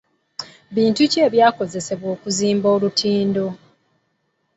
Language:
Ganda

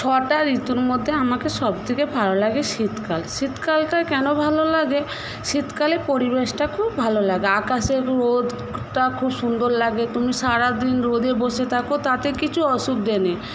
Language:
Bangla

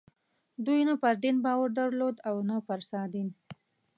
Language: Pashto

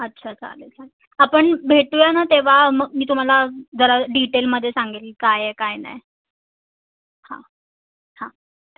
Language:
Marathi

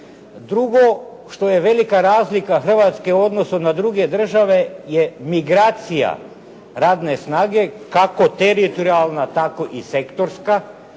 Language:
Croatian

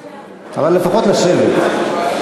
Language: Hebrew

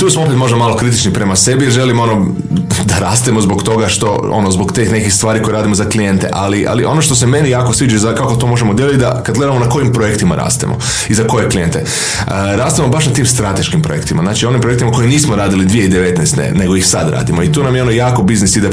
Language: Croatian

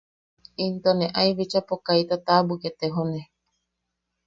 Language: Yaqui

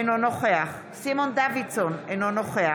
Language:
Hebrew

